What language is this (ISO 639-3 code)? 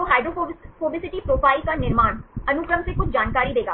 hin